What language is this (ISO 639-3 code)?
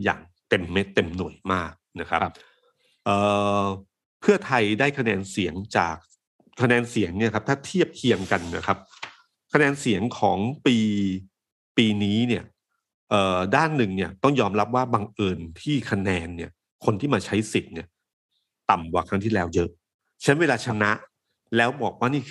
tha